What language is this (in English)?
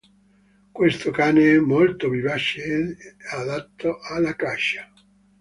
Italian